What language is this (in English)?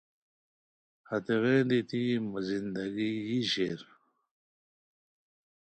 Khowar